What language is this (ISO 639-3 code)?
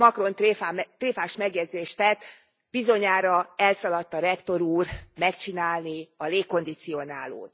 hun